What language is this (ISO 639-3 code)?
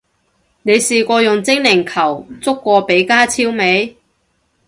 yue